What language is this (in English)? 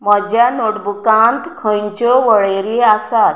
Konkani